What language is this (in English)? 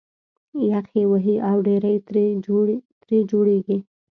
Pashto